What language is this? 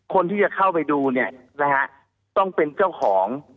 Thai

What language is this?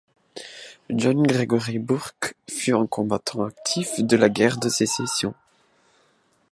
French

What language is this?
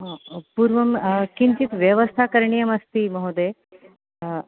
Sanskrit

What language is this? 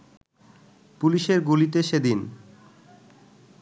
Bangla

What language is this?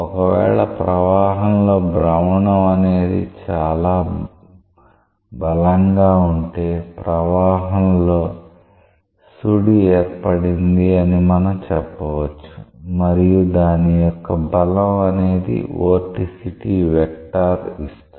Telugu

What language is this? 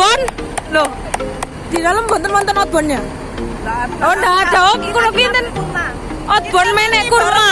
Indonesian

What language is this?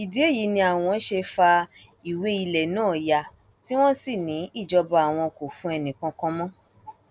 Yoruba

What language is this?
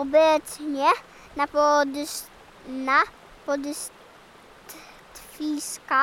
Polish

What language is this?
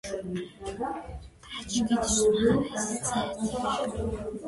Georgian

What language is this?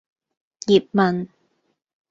Cantonese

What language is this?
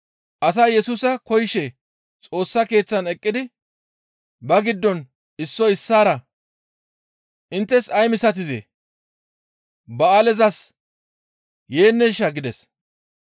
Gamo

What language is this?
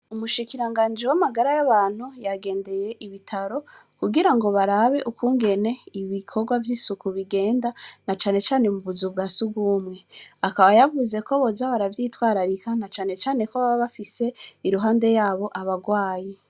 Rundi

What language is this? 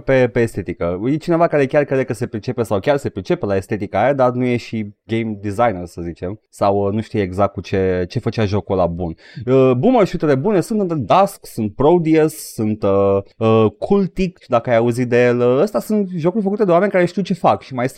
Romanian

